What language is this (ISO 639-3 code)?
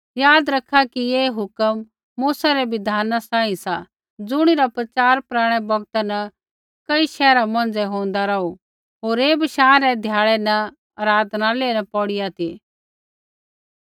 kfx